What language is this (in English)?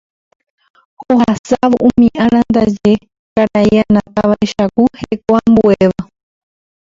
Guarani